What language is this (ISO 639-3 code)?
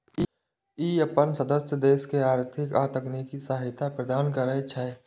mai